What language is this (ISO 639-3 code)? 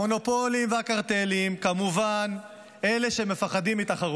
heb